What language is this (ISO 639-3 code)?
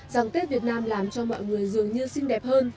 vie